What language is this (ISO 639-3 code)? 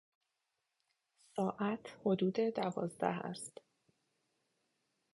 fas